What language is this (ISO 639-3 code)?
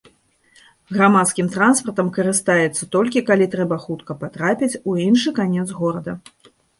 bel